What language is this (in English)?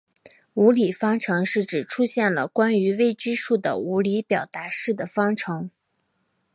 Chinese